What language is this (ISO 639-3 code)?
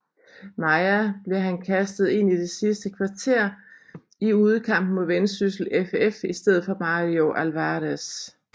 dan